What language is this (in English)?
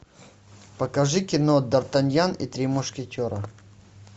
Russian